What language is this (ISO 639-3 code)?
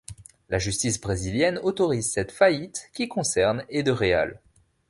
fra